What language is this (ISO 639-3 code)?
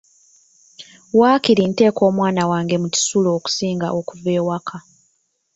lug